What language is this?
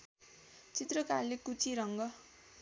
Nepali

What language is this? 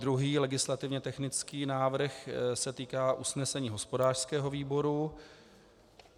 Czech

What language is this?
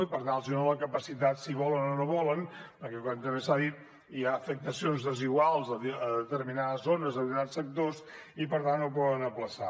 Catalan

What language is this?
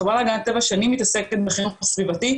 Hebrew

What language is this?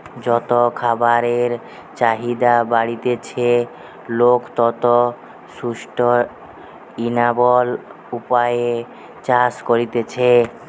Bangla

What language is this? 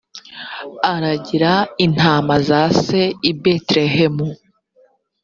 Kinyarwanda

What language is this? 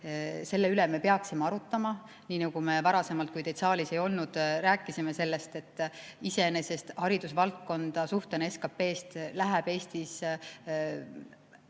Estonian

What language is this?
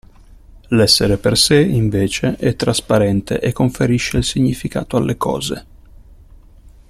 Italian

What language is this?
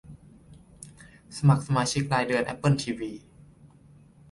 Thai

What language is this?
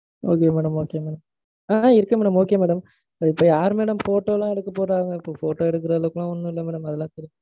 Tamil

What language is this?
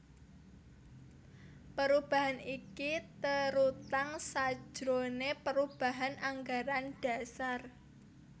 Javanese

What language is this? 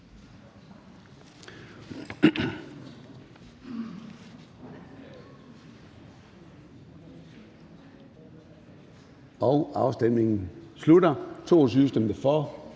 Danish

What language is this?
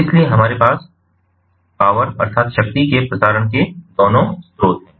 Hindi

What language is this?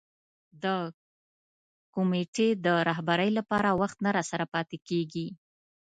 Pashto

